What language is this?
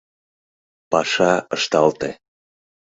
Mari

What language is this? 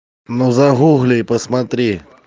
Russian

